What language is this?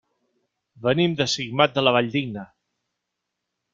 Catalan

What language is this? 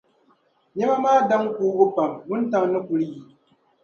Dagbani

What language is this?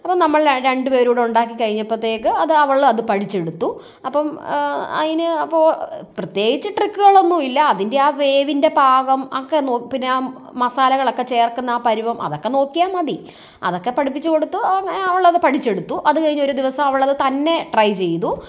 Malayalam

